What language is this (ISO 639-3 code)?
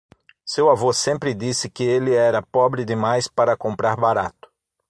por